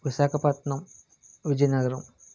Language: Telugu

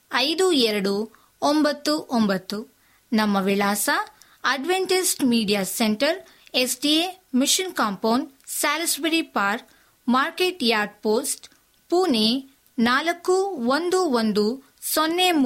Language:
Kannada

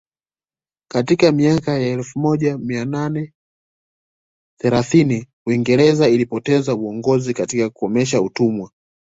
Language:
Swahili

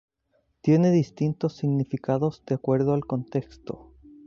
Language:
Spanish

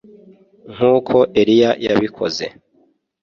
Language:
Kinyarwanda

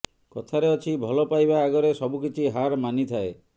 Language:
Odia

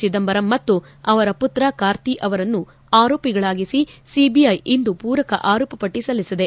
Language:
Kannada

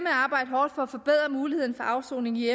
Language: Danish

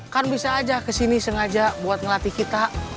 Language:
Indonesian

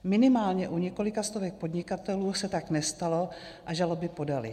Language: Czech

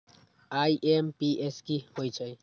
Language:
Magahi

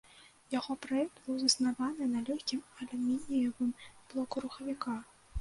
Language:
Belarusian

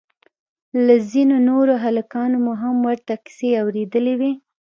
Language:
Pashto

